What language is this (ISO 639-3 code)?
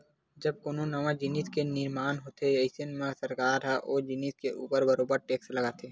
hne